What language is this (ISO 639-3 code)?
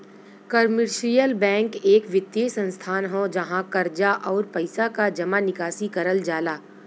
bho